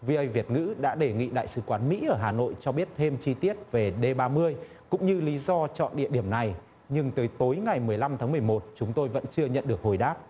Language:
Vietnamese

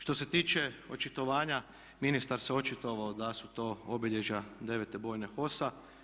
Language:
Croatian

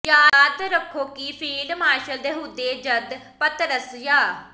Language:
Punjabi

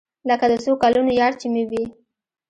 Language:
Pashto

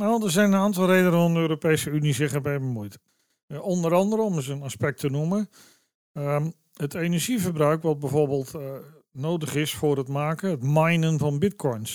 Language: Dutch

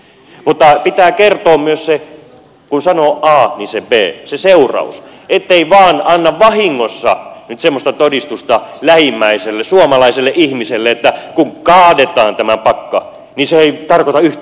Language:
Finnish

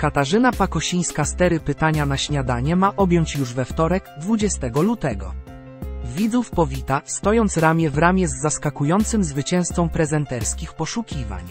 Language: Polish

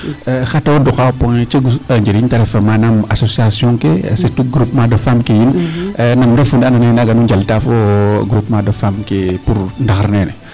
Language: Serer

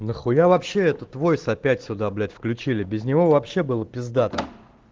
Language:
Russian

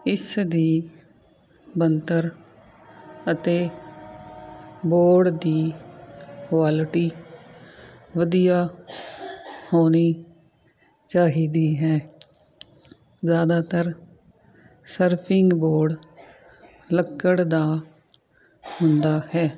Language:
Punjabi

